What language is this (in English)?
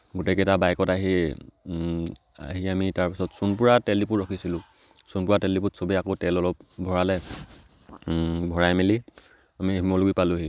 Assamese